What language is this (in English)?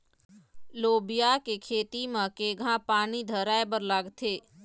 Chhattisgarhi